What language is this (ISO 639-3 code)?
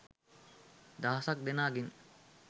sin